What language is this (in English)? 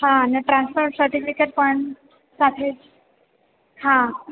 Gujarati